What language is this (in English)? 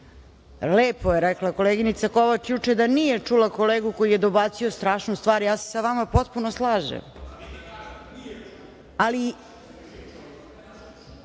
Serbian